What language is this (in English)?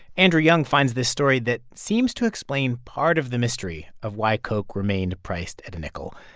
English